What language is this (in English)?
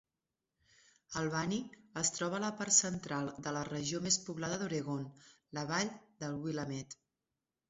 Catalan